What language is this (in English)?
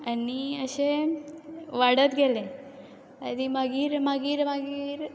Konkani